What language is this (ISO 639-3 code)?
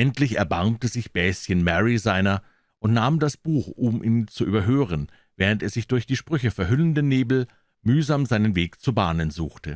deu